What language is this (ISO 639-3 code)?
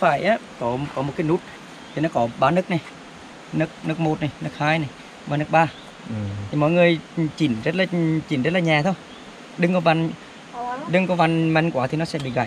vie